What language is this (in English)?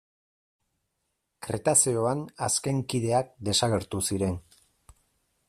Basque